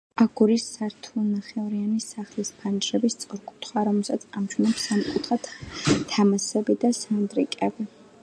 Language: Georgian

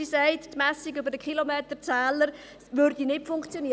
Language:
Swiss German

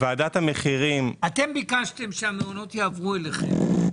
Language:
Hebrew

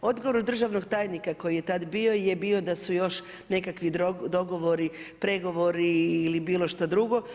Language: Croatian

